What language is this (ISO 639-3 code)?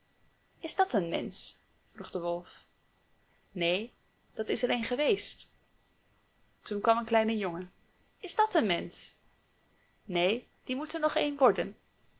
nld